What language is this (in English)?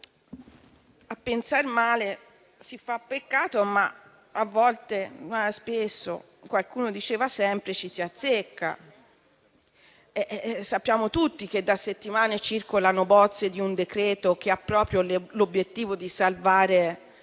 Italian